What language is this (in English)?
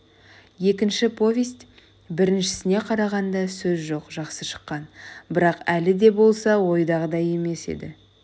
Kazakh